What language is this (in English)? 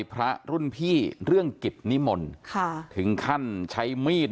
Thai